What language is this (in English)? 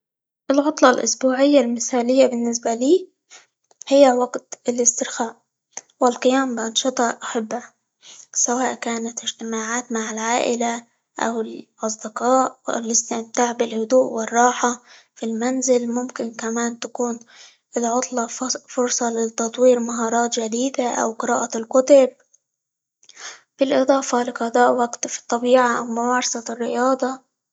Libyan Arabic